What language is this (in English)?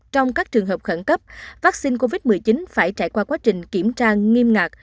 Vietnamese